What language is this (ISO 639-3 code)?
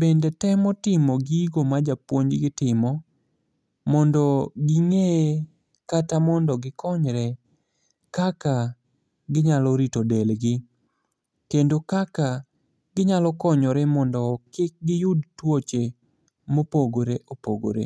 luo